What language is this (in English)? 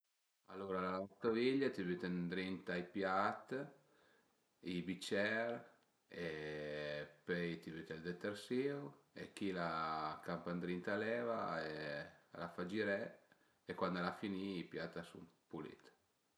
Piedmontese